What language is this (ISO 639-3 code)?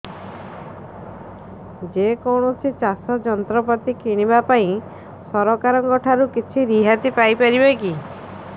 ori